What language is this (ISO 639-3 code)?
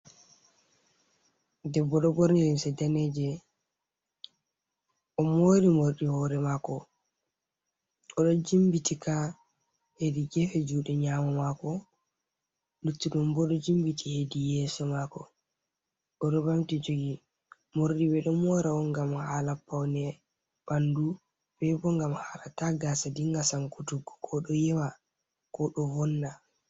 ful